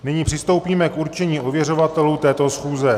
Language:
Czech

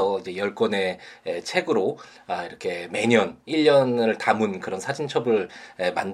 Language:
Korean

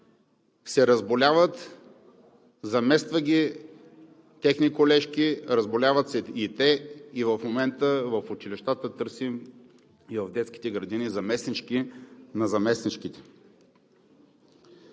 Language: Bulgarian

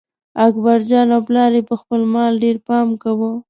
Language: Pashto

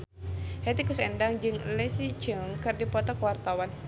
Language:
Sundanese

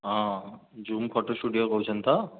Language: Odia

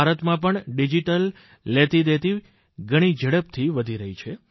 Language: Gujarati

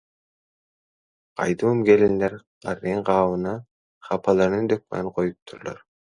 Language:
Turkmen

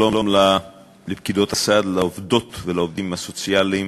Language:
Hebrew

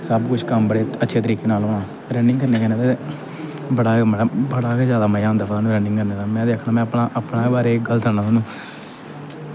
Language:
Dogri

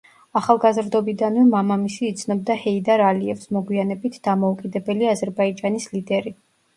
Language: Georgian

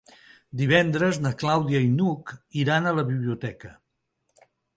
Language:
Catalan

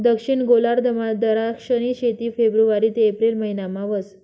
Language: Marathi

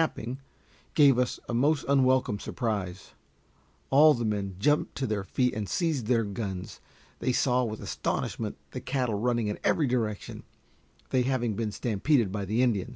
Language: English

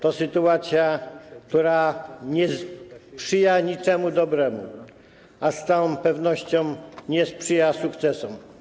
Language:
Polish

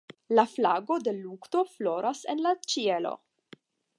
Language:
Esperanto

